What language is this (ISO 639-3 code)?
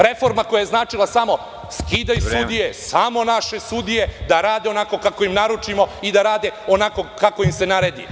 srp